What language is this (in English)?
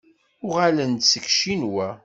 Kabyle